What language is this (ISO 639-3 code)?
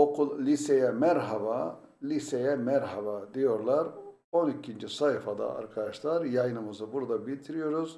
tur